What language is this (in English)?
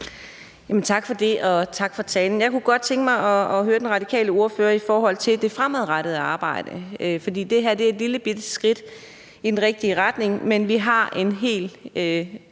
Danish